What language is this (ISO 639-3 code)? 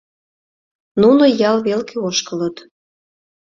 chm